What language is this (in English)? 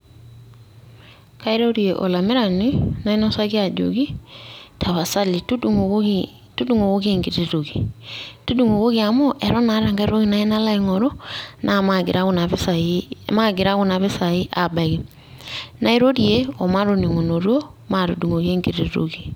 Masai